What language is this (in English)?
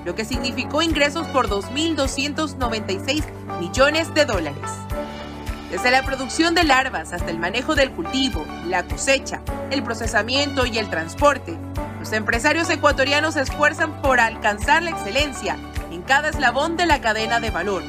Spanish